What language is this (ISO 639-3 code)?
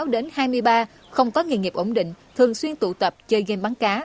vie